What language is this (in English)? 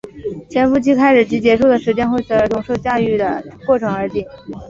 Chinese